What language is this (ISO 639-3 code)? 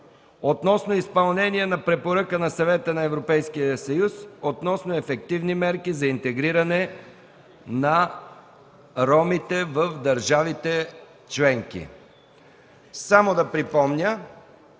bul